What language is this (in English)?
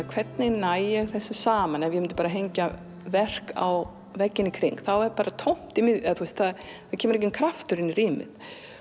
Icelandic